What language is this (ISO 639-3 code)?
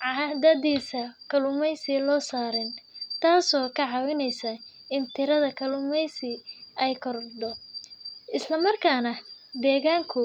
som